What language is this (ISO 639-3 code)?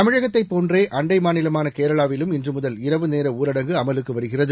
tam